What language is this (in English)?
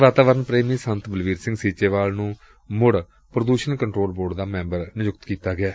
Punjabi